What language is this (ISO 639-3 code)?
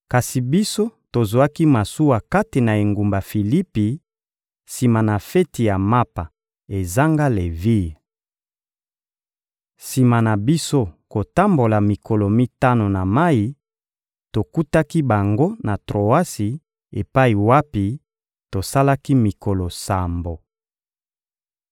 lin